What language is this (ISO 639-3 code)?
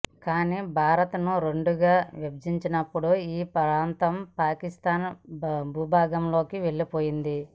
tel